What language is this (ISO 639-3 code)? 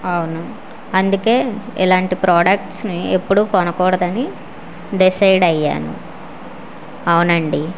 tel